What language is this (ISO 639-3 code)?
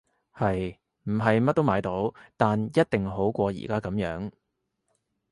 yue